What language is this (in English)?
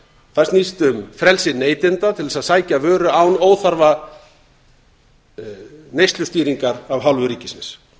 Icelandic